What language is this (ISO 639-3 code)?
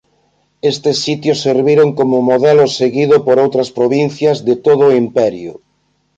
glg